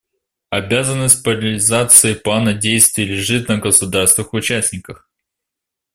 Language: Russian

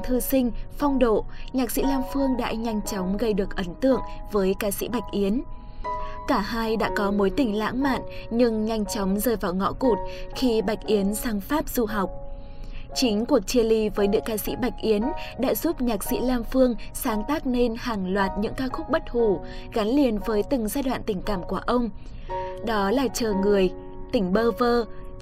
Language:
Vietnamese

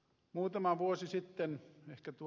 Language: Finnish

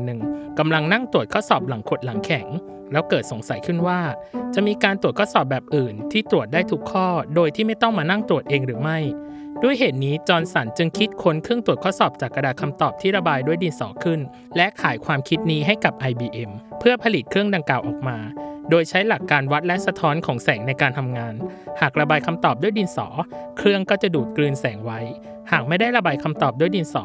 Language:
Thai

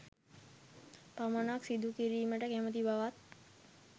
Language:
Sinhala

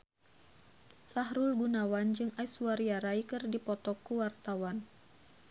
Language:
Sundanese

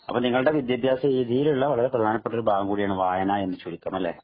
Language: Malayalam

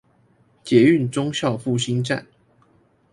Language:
Chinese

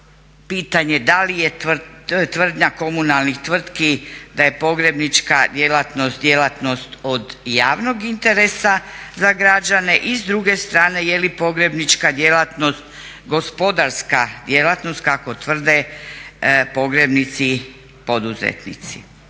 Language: Croatian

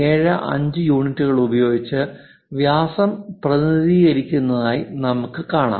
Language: Malayalam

